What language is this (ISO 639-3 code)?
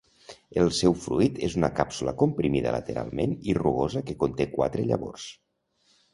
cat